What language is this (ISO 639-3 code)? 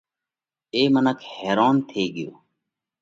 kvx